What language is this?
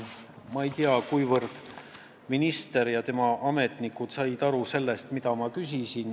Estonian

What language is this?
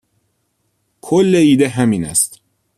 Persian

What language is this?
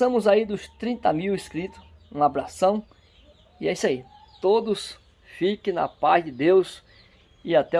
Portuguese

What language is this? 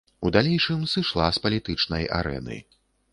Belarusian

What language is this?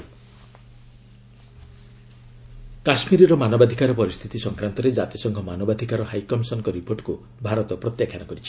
Odia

